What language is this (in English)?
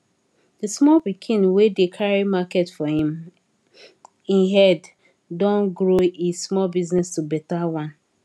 Nigerian Pidgin